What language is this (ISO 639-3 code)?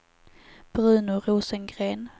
swe